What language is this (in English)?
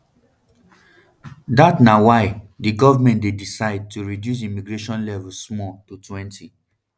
Nigerian Pidgin